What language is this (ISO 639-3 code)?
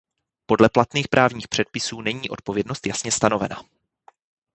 ces